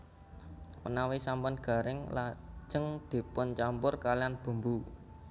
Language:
Javanese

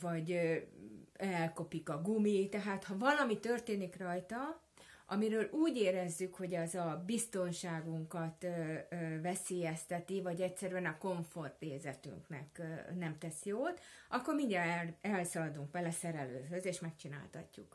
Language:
Hungarian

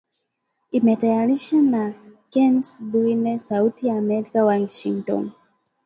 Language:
Swahili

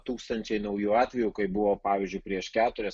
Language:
Lithuanian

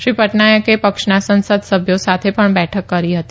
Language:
Gujarati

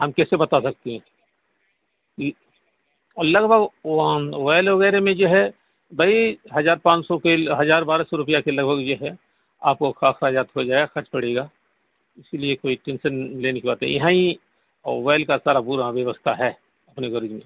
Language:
Urdu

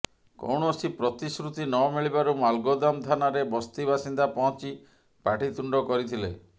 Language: Odia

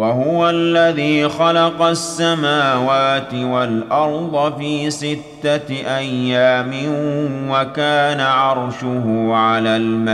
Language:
Arabic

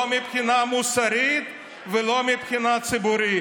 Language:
Hebrew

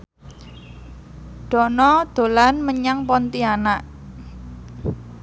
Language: Javanese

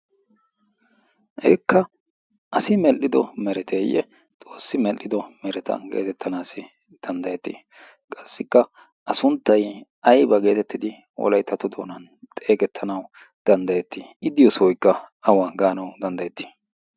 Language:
Wolaytta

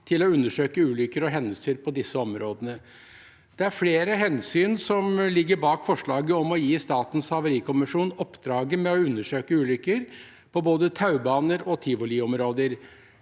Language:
Norwegian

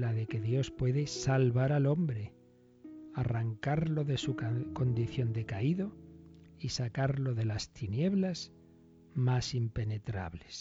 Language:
Spanish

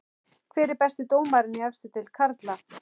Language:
Icelandic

